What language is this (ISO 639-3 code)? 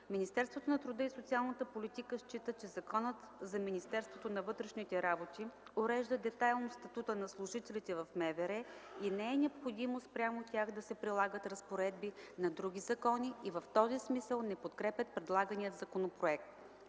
bul